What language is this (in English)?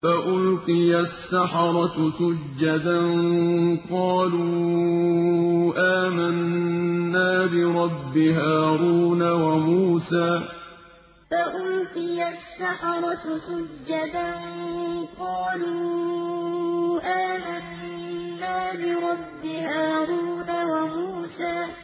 Arabic